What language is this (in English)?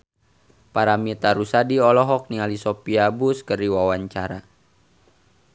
Sundanese